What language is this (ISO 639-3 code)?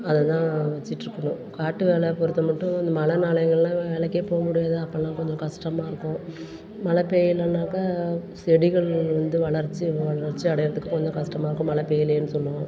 tam